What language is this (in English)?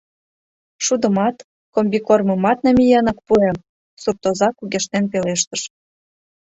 Mari